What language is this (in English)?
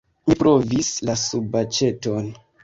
Esperanto